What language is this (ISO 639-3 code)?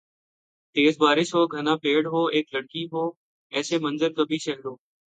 urd